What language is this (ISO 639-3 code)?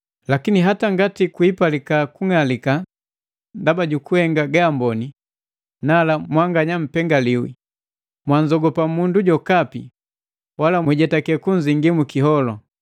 mgv